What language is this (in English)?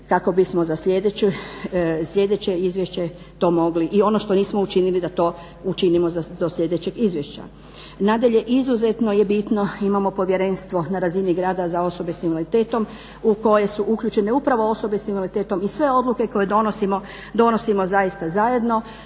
Croatian